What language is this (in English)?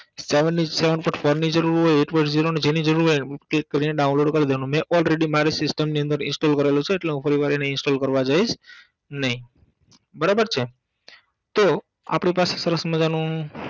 Gujarati